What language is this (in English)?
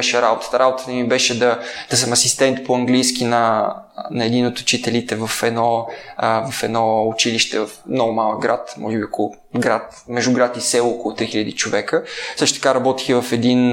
Bulgarian